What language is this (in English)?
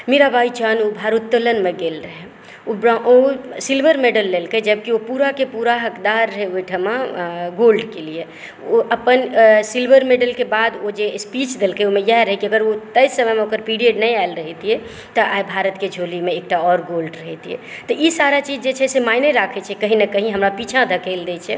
Maithili